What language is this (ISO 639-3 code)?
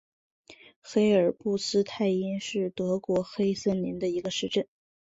zho